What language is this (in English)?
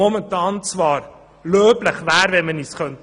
Swiss German